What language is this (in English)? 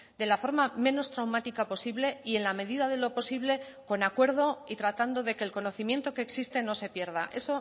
Spanish